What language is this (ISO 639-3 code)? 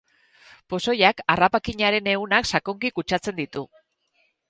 eus